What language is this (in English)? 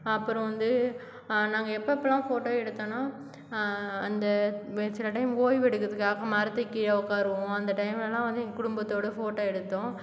Tamil